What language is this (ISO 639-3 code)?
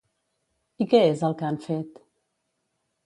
cat